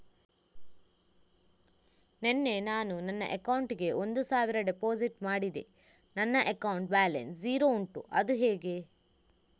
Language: Kannada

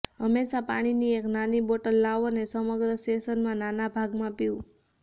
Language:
Gujarati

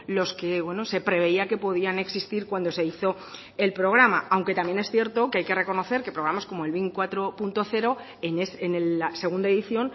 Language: Spanish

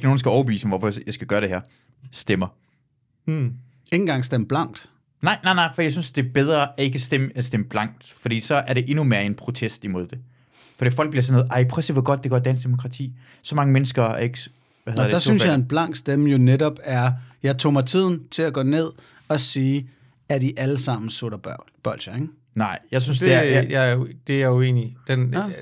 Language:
Danish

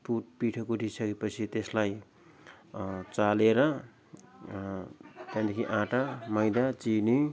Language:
Nepali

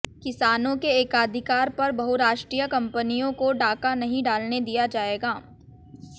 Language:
Hindi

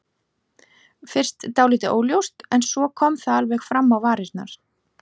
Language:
Icelandic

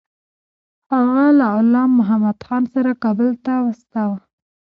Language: Pashto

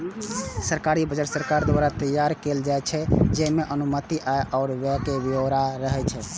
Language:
Maithili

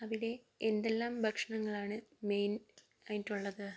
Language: Malayalam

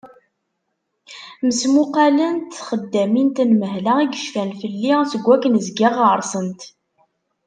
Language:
Kabyle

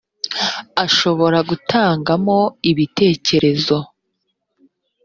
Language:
Kinyarwanda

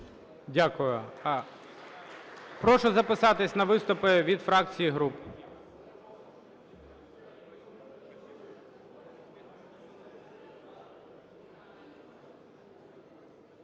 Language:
Ukrainian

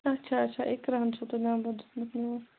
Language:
Kashmiri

